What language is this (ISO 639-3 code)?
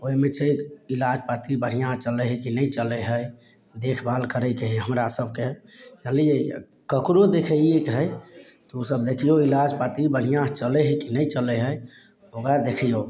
mai